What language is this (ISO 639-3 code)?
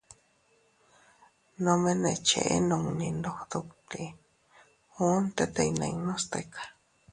cut